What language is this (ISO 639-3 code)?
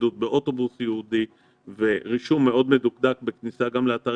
heb